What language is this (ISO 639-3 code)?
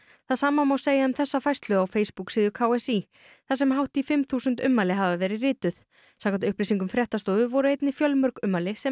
isl